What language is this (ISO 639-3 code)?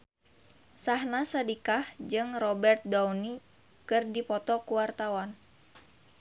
sun